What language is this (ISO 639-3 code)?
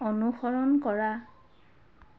asm